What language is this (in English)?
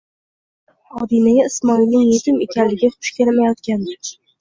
Uzbek